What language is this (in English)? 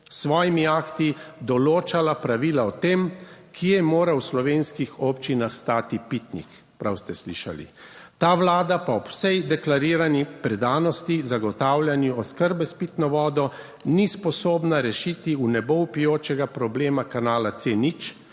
Slovenian